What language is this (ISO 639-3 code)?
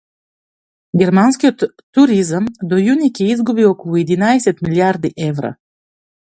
mkd